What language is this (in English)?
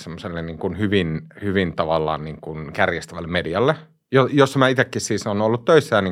Finnish